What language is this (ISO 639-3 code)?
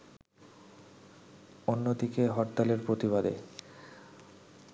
ben